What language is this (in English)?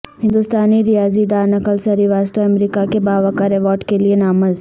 Urdu